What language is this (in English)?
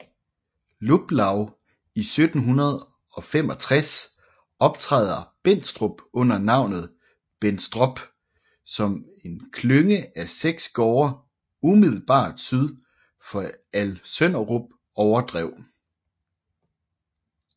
Danish